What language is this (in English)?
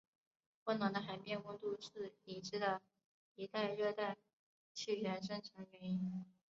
Chinese